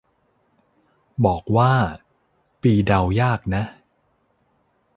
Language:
Thai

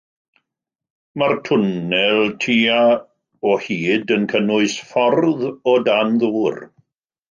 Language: Welsh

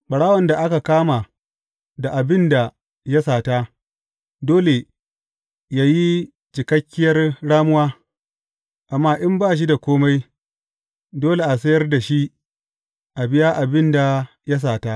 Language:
Hausa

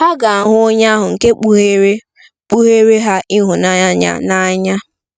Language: Igbo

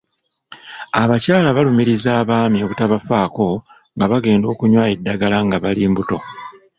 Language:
Ganda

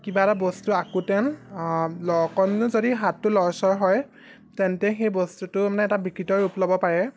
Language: Assamese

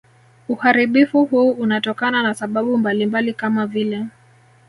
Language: Swahili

